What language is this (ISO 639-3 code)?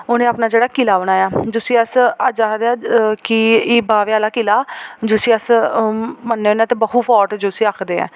doi